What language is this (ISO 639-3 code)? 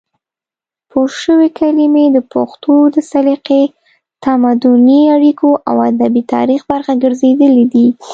pus